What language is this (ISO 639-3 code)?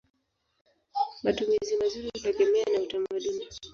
swa